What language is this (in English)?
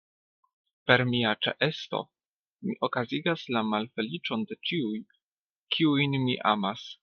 Esperanto